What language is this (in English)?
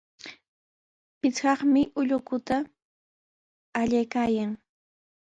Sihuas Ancash Quechua